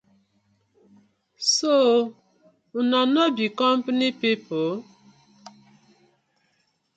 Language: Nigerian Pidgin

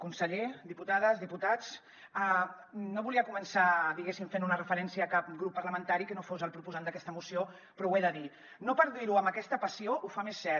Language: Catalan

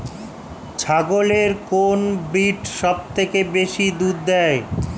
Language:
Bangla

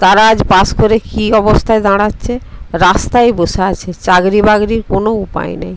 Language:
Bangla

